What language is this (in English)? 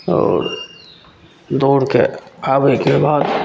Maithili